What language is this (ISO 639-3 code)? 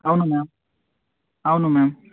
tel